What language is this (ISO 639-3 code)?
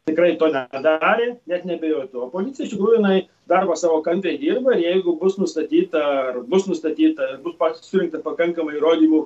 lit